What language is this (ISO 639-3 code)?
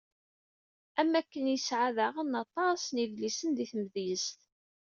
kab